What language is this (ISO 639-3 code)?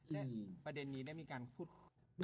tha